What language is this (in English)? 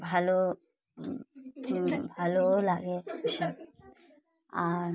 Bangla